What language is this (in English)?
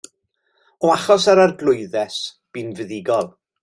Welsh